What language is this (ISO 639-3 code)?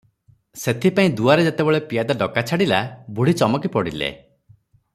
ori